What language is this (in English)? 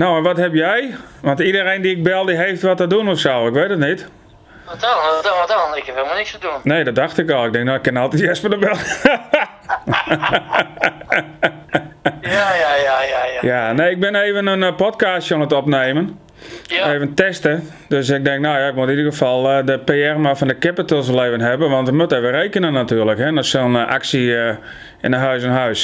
Dutch